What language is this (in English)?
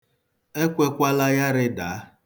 Igbo